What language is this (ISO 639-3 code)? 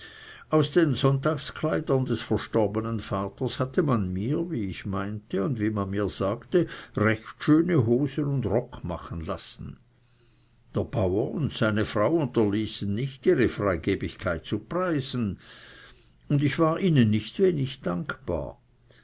deu